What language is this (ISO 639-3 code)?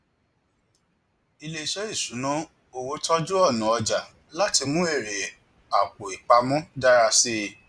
yor